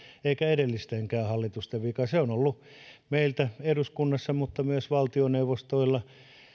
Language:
Finnish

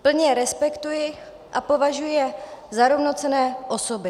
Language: Czech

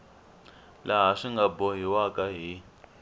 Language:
Tsonga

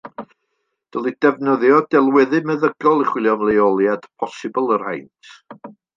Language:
Welsh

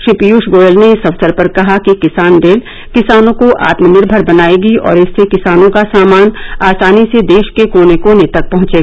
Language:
Hindi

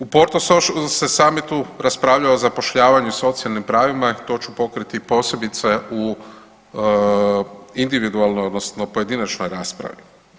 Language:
Croatian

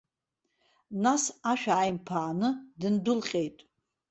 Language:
Abkhazian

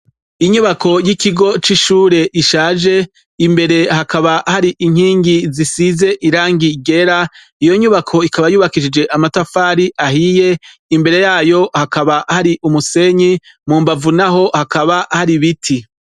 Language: Rundi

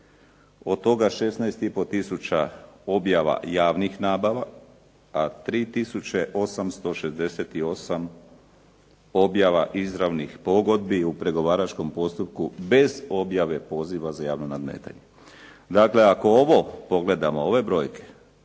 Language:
Croatian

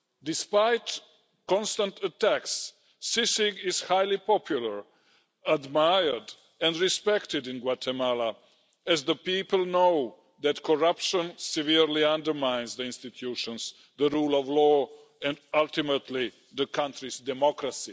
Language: English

